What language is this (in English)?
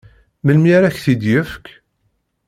Kabyle